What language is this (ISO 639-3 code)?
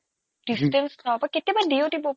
asm